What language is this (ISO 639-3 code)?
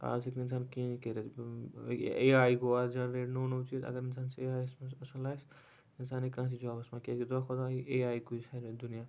kas